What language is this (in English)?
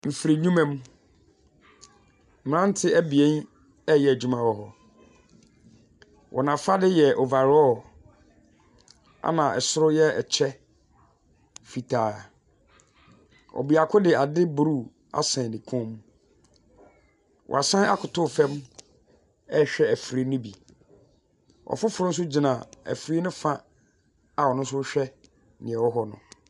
Akan